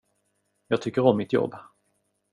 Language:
Swedish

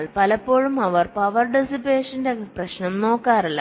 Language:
Malayalam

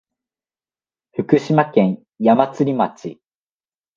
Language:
Japanese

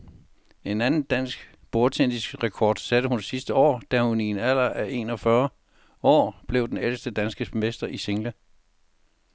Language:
Danish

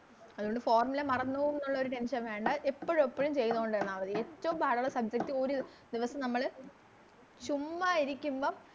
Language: Malayalam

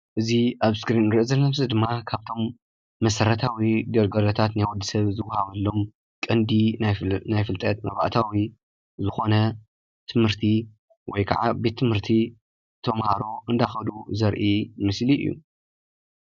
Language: Tigrinya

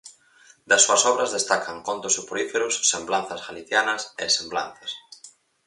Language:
Galician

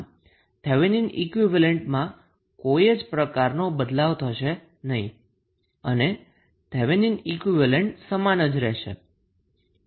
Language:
Gujarati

